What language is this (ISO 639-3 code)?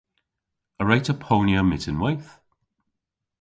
cor